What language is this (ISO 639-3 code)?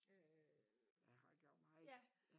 dan